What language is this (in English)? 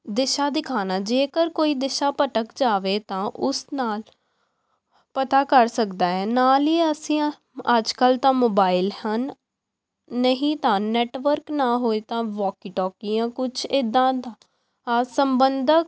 Punjabi